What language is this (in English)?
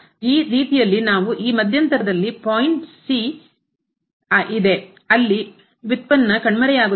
Kannada